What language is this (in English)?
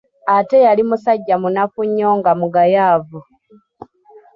Ganda